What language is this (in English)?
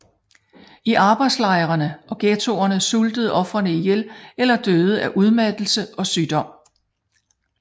Danish